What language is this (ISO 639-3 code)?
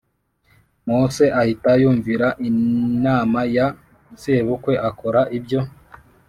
kin